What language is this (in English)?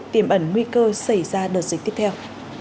Vietnamese